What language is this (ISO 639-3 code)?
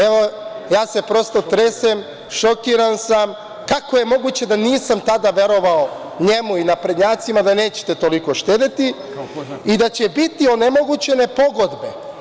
srp